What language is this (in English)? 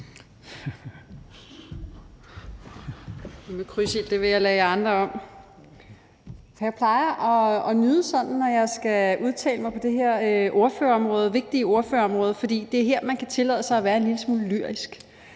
Danish